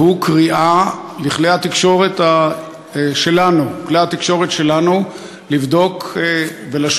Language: Hebrew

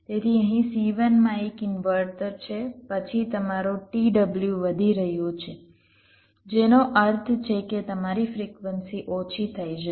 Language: Gujarati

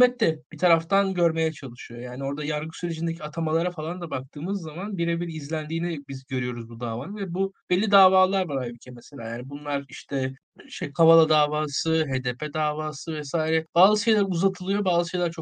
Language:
Turkish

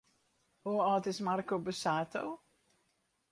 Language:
Western Frisian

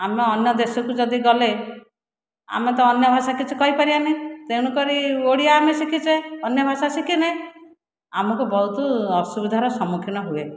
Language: Odia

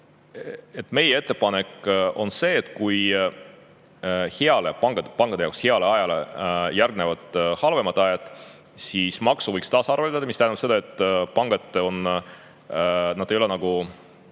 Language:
Estonian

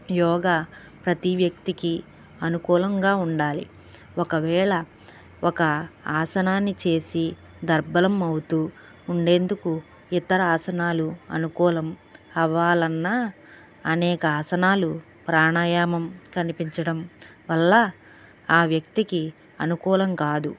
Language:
Telugu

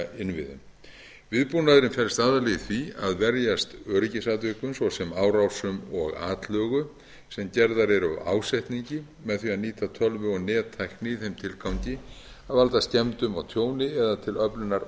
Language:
Icelandic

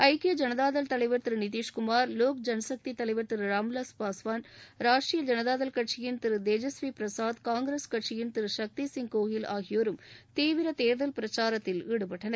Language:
Tamil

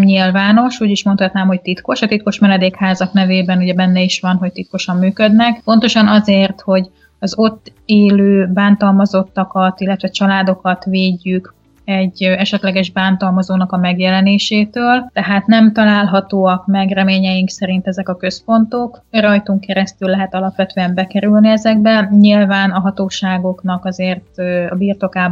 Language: Hungarian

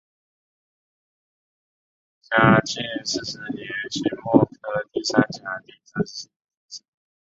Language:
Chinese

